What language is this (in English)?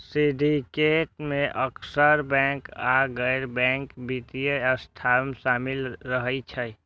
Maithili